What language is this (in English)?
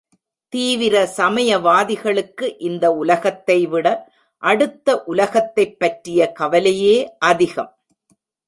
Tamil